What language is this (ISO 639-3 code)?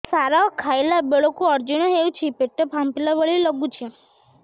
ori